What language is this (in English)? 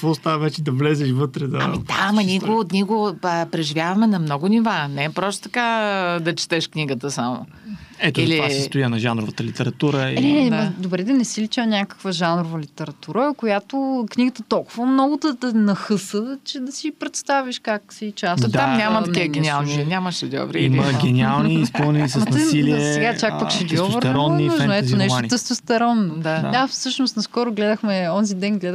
Bulgarian